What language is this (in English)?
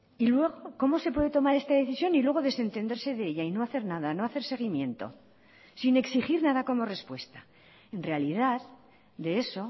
Spanish